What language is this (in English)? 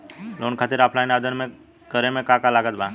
Bhojpuri